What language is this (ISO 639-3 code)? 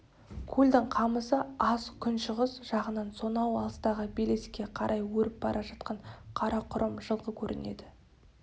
kaz